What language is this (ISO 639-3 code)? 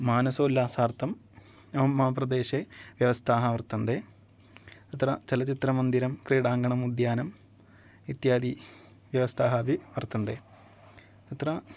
san